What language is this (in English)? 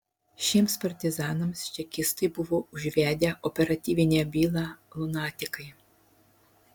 Lithuanian